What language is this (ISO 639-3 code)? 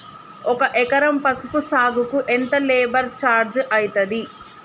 tel